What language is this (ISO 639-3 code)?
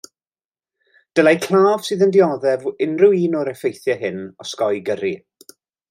cym